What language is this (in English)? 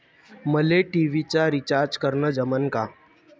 Marathi